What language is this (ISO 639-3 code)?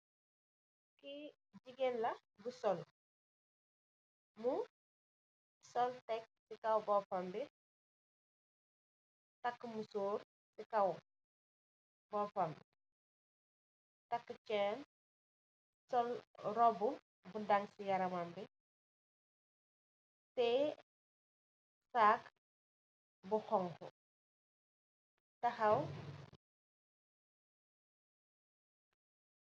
wol